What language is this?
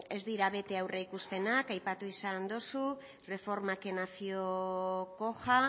Basque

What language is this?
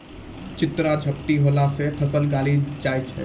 Maithili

